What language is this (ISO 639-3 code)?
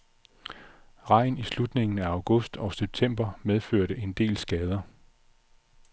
dan